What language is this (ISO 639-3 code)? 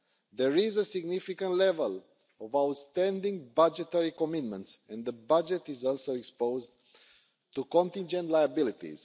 eng